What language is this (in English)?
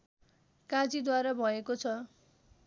Nepali